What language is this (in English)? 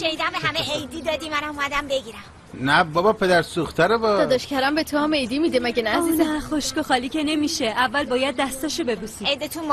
Persian